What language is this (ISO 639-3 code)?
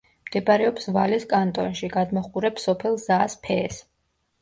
kat